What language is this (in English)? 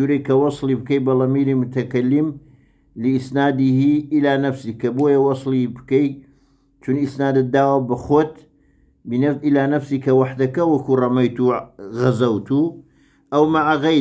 Arabic